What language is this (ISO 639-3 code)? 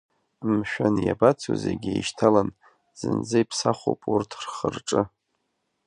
abk